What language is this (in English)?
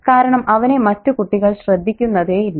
Malayalam